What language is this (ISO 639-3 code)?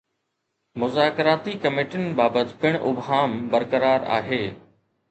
snd